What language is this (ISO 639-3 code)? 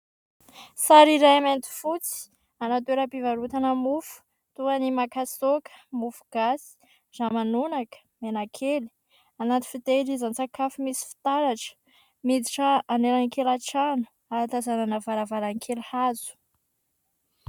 mlg